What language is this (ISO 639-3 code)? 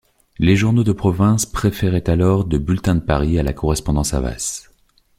fra